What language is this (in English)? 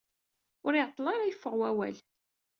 Kabyle